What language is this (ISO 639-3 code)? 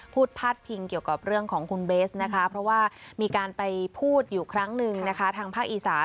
tha